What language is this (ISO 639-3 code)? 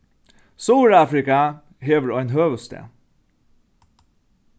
fao